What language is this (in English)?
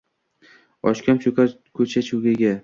Uzbek